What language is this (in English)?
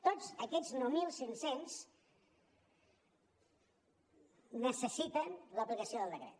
Catalan